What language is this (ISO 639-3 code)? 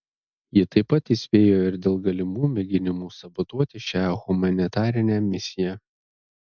lit